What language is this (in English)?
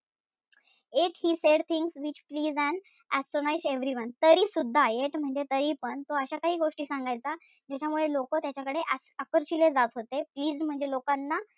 Marathi